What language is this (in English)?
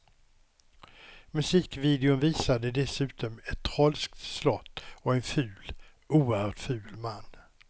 Swedish